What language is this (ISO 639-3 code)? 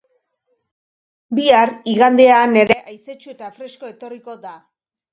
eus